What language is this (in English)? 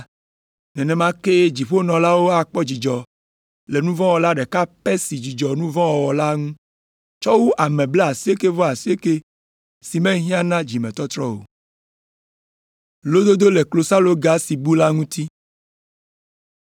Ewe